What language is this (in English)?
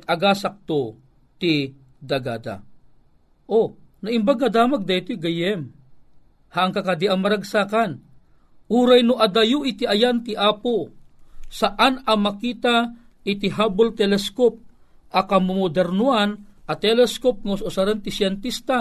Filipino